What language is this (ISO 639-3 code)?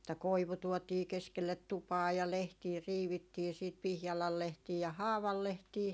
fin